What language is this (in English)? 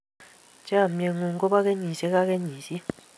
Kalenjin